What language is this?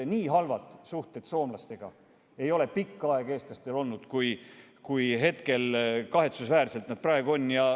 Estonian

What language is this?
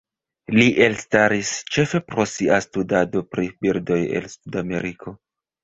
Esperanto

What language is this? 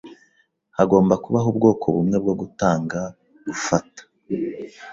Kinyarwanda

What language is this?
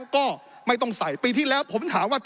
Thai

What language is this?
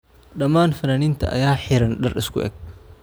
Somali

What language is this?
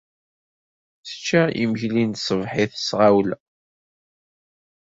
Kabyle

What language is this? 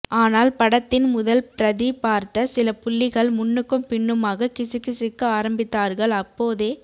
Tamil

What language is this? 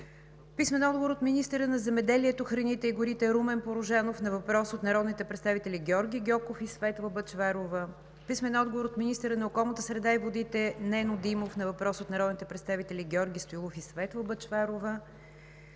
Bulgarian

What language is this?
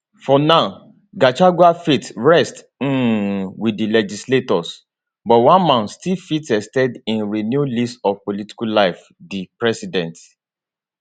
Nigerian Pidgin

